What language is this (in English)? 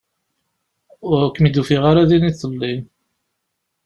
Kabyle